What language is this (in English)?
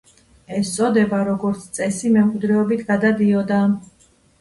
Georgian